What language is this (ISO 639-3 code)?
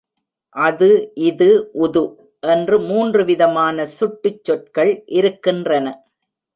tam